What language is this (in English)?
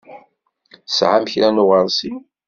Kabyle